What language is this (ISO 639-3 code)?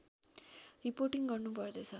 nep